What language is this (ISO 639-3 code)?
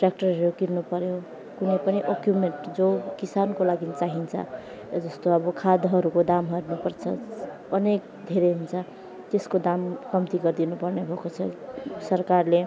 nep